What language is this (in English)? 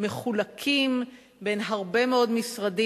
Hebrew